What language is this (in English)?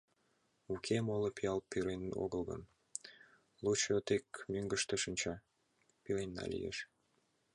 Mari